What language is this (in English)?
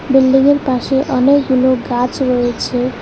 Bangla